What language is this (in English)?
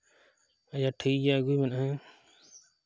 Santali